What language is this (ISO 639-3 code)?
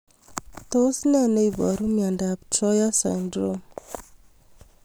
kln